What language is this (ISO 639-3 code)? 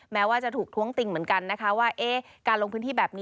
tha